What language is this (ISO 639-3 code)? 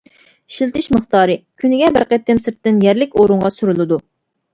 uig